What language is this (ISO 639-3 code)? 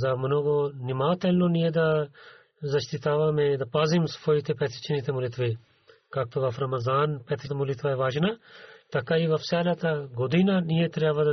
bul